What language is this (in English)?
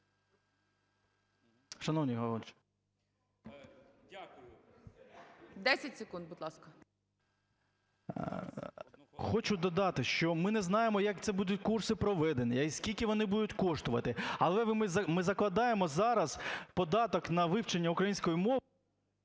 Ukrainian